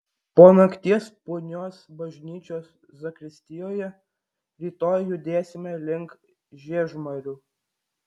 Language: Lithuanian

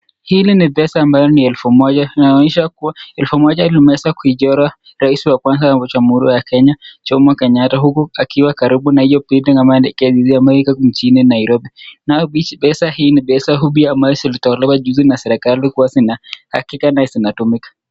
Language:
Swahili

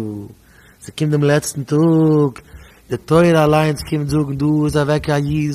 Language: Dutch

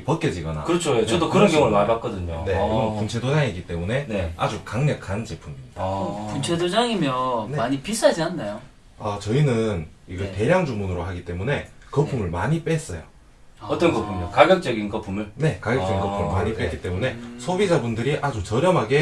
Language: Korean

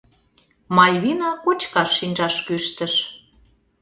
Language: Mari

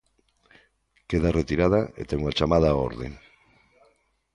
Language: Galician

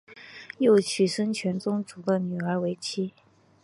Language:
Chinese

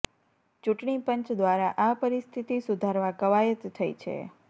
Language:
Gujarati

